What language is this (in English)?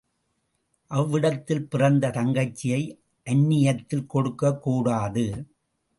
Tamil